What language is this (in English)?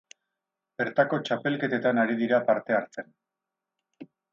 Basque